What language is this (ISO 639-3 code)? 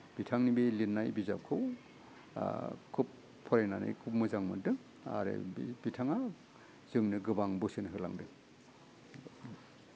brx